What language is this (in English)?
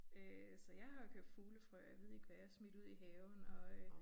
Danish